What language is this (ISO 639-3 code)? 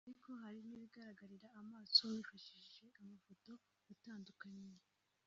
kin